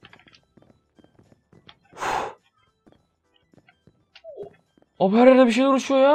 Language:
Turkish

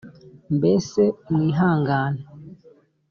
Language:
Kinyarwanda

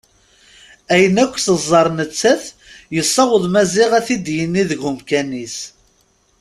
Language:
Kabyle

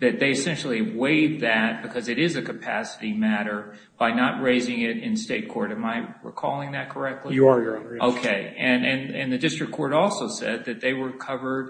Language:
English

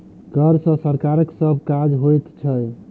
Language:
Maithili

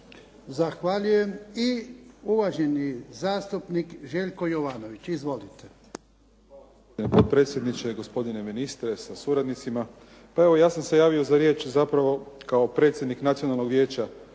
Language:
Croatian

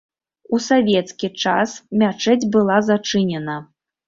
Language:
Belarusian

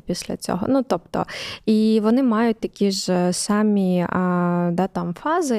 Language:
Ukrainian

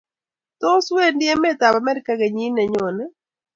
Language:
Kalenjin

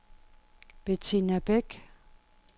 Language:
Danish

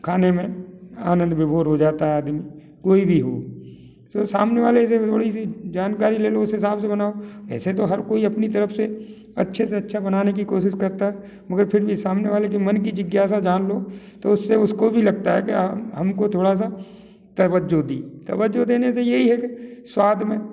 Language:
Hindi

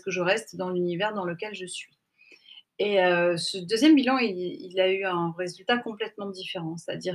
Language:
French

